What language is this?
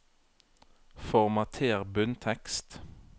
Norwegian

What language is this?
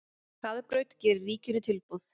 Icelandic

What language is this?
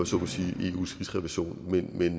Danish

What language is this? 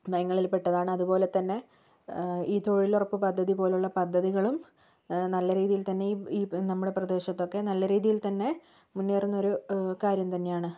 Malayalam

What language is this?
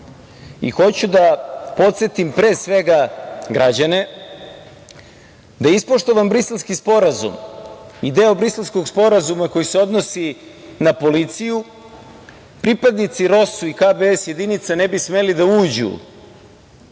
Serbian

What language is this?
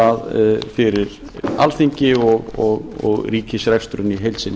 Icelandic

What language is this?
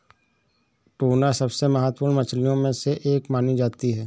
Hindi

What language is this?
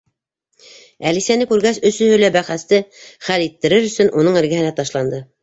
Bashkir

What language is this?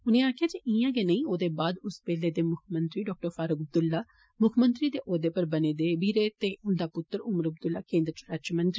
Dogri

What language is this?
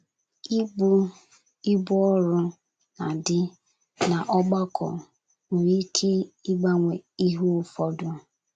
Igbo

